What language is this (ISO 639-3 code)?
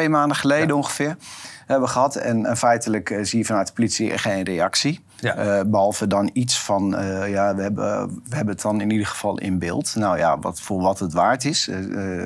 nld